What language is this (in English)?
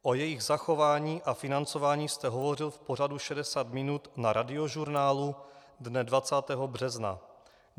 Czech